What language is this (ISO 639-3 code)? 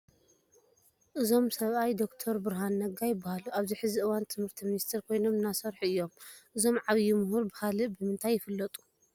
tir